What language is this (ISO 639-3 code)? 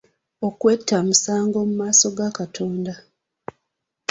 lug